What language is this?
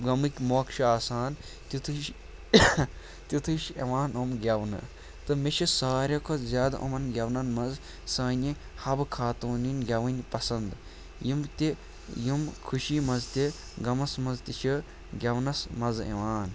Kashmiri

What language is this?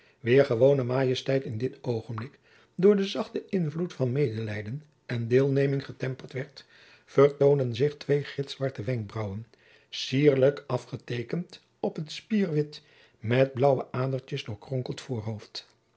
Dutch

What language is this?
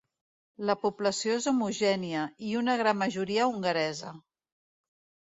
Catalan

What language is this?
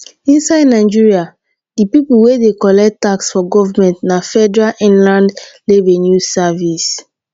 Nigerian Pidgin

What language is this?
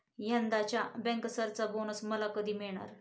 Marathi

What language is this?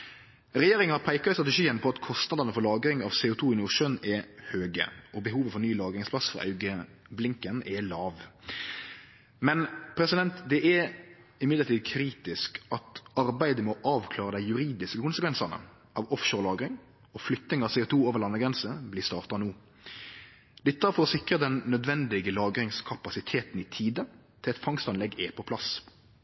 Norwegian Nynorsk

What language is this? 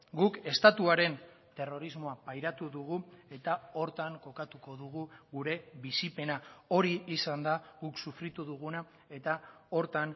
Basque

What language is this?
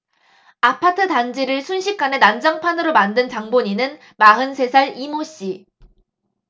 Korean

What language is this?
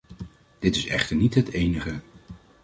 Dutch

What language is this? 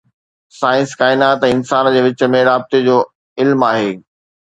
Sindhi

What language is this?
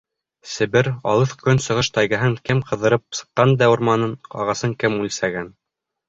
Bashkir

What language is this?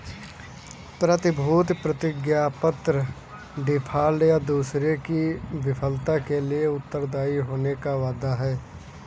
Hindi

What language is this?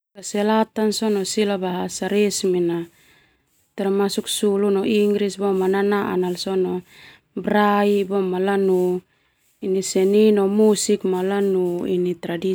Termanu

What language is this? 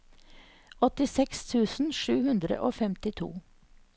Norwegian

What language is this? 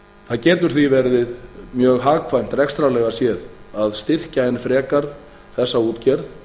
Icelandic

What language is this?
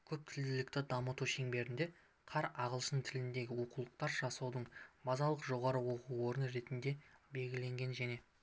Kazakh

